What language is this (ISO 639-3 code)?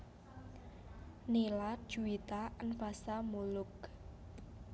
jav